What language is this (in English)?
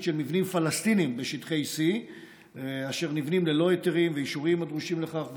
Hebrew